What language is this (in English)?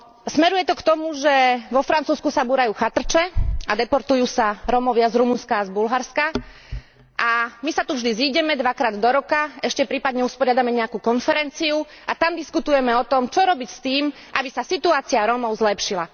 Slovak